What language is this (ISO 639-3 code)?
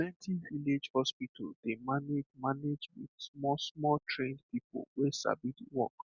pcm